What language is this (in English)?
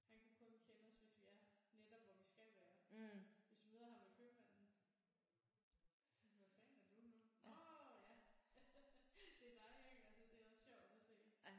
Danish